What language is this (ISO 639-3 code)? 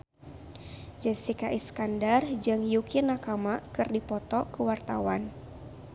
sun